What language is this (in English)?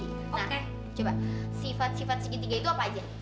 Indonesian